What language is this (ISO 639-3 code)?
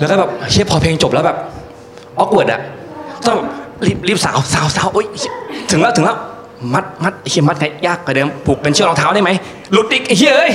tha